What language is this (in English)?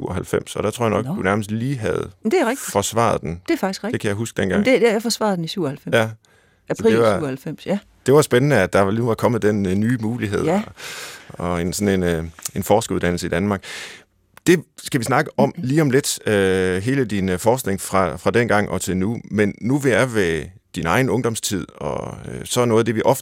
Danish